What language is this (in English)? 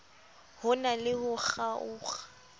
Southern Sotho